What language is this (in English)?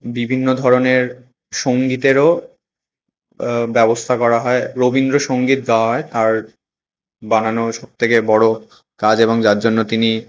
Bangla